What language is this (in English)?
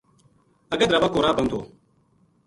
Gujari